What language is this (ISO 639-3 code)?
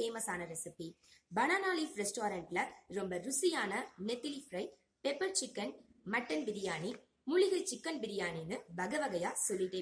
tam